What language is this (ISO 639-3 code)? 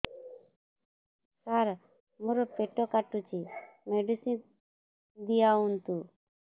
ori